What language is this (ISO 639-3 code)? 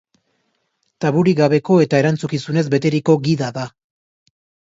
eus